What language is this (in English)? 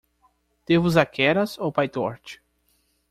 Portuguese